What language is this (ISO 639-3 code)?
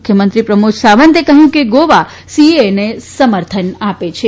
guj